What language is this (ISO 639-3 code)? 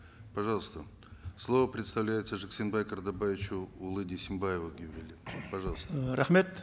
kaz